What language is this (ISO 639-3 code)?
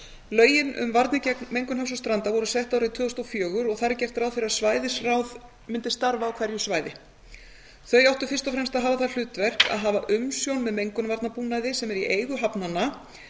isl